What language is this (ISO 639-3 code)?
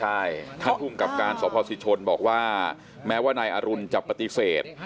tha